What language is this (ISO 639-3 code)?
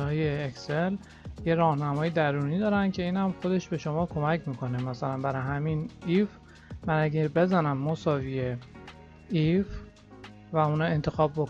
fas